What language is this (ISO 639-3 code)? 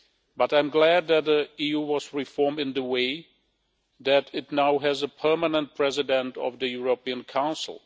eng